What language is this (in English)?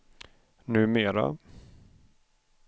Swedish